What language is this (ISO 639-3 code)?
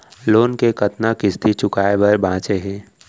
hne